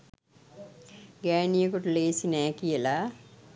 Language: Sinhala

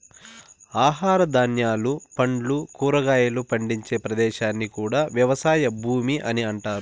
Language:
Telugu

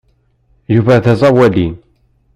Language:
Kabyle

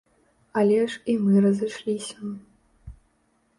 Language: Belarusian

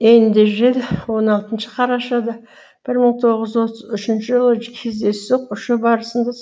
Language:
Kazakh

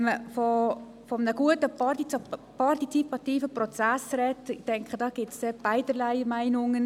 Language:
Swiss German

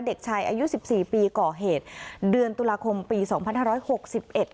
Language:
Thai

